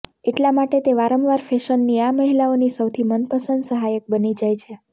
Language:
Gujarati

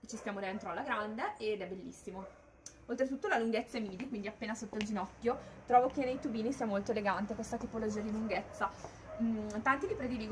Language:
Italian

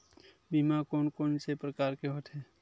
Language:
Chhattisgarhi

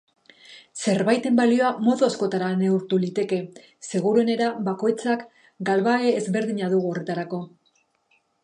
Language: Basque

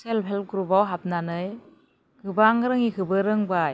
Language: Bodo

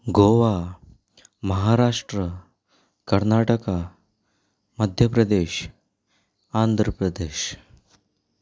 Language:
Konkani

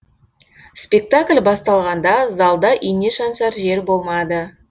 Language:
Kazakh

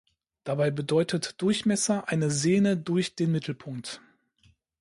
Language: German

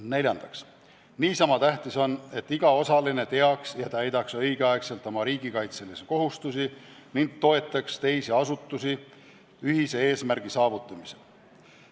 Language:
Estonian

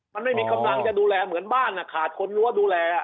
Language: Thai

